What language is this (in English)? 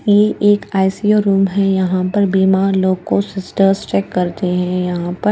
Hindi